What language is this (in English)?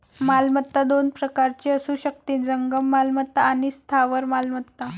Marathi